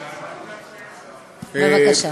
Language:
Hebrew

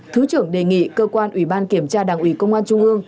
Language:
Vietnamese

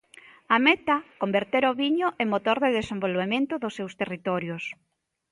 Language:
Galician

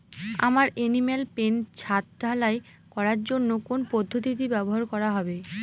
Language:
Bangla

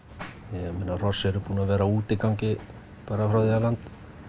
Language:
Icelandic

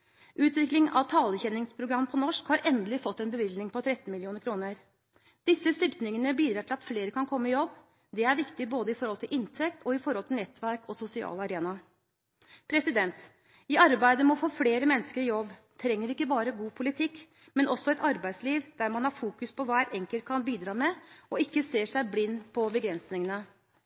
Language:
Norwegian Bokmål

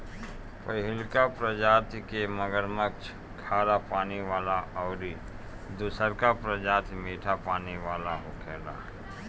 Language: Bhojpuri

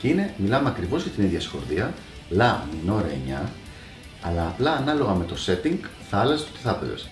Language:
Greek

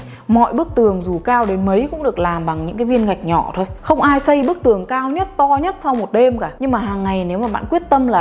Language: Vietnamese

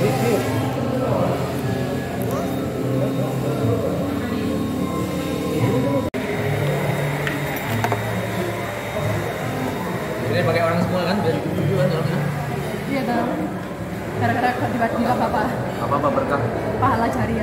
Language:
Indonesian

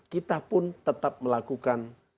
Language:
Indonesian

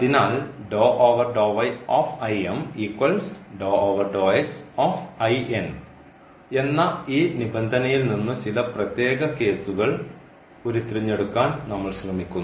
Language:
Malayalam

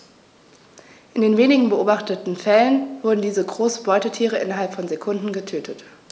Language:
German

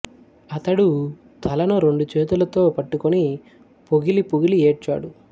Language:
Telugu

